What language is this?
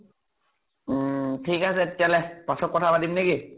Assamese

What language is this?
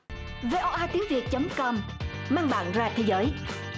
Vietnamese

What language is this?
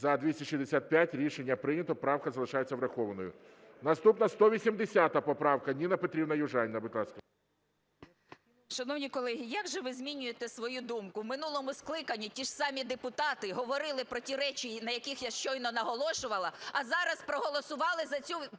Ukrainian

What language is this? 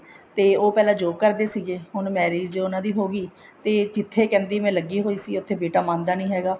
Punjabi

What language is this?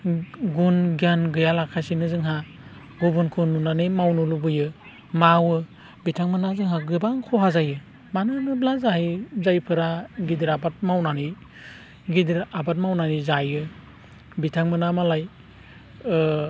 Bodo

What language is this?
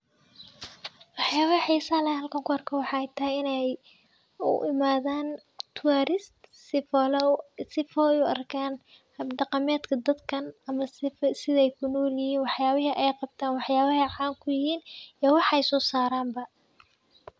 Somali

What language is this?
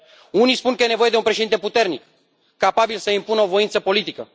Romanian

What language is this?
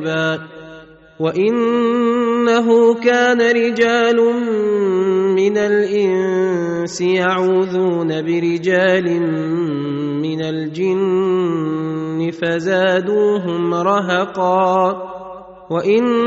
Arabic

